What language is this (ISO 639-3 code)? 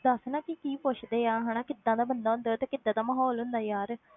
pan